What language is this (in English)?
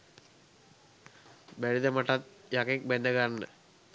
Sinhala